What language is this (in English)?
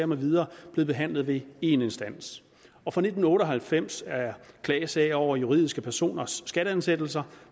Danish